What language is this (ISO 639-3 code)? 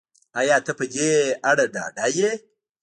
pus